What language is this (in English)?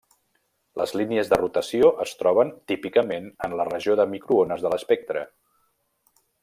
Catalan